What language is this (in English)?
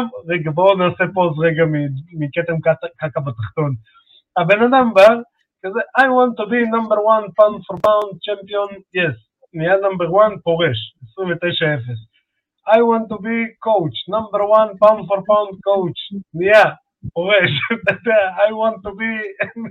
Hebrew